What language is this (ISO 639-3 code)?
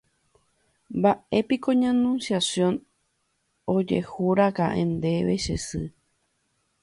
grn